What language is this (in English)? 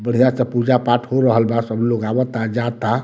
Bhojpuri